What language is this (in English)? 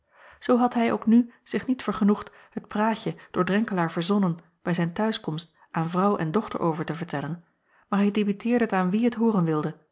Dutch